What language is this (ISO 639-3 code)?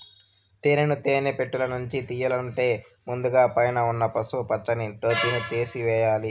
tel